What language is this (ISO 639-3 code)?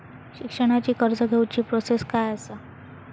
mar